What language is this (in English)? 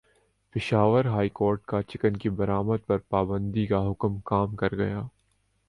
Urdu